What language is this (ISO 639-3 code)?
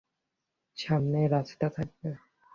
ben